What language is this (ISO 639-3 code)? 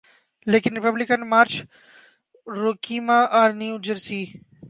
urd